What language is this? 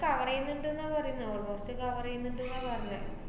Malayalam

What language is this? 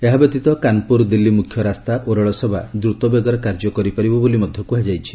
Odia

